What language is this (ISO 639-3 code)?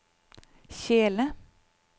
nor